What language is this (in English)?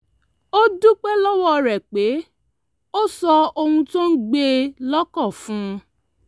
Yoruba